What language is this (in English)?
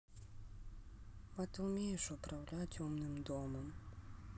Russian